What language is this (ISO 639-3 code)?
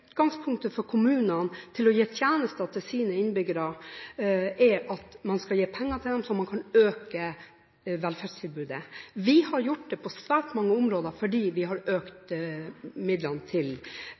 nob